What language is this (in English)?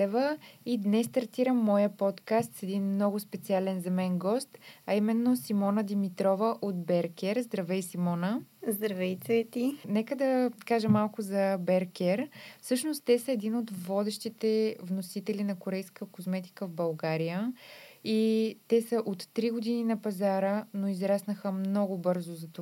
Bulgarian